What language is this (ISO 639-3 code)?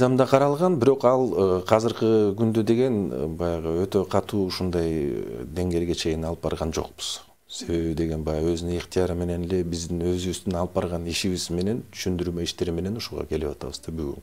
tur